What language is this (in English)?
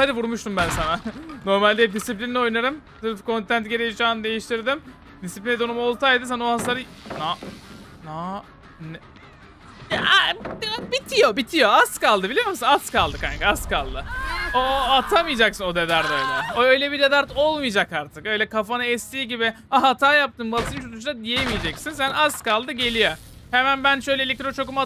Turkish